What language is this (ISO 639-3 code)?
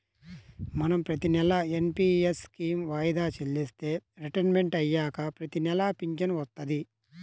tel